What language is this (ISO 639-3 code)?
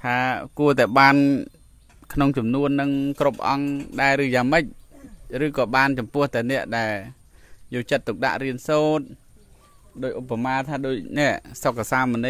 tha